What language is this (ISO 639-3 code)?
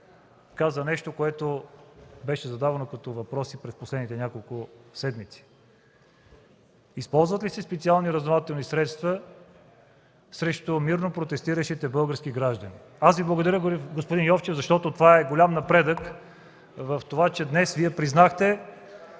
bul